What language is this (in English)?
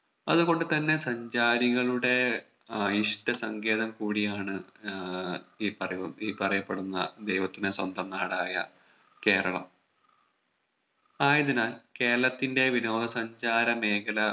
Malayalam